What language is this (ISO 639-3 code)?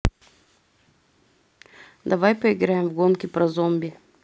rus